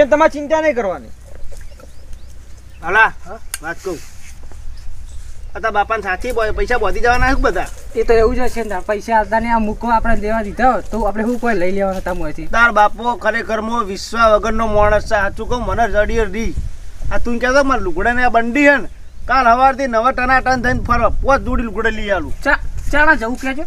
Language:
Romanian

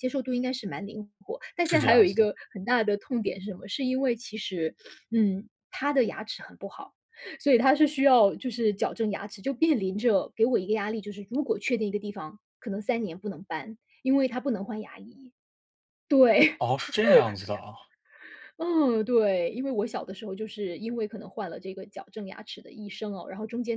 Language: Chinese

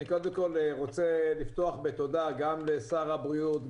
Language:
Hebrew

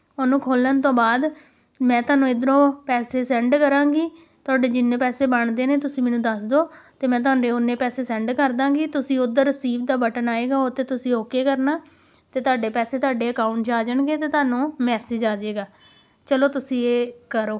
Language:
Punjabi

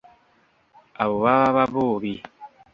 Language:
Ganda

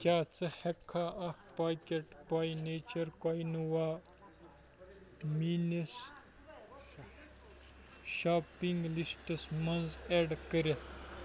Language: Kashmiri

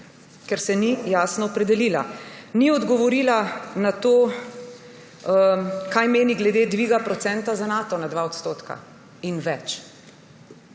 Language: Slovenian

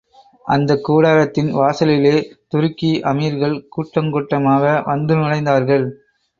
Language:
Tamil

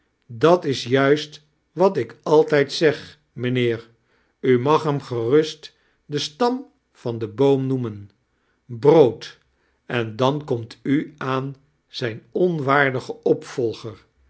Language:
Dutch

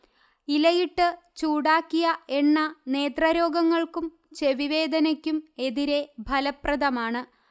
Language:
Malayalam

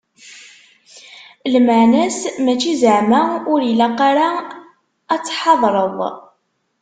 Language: Kabyle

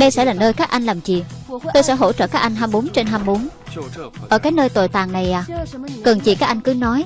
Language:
Vietnamese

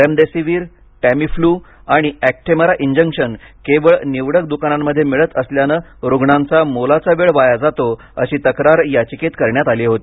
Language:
Marathi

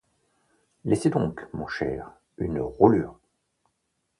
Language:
French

